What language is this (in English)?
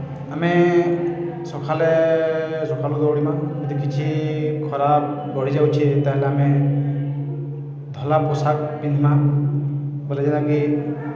Odia